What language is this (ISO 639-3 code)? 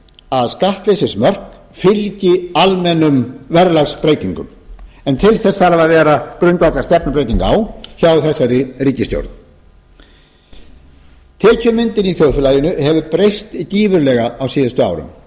isl